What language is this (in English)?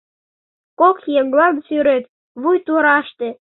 Mari